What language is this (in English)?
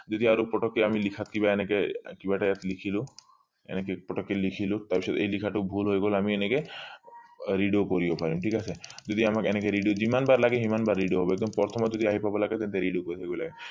Assamese